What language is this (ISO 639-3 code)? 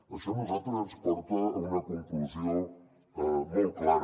cat